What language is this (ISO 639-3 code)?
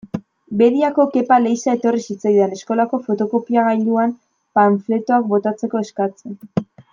eus